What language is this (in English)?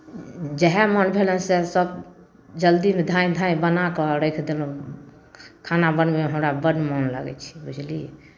Maithili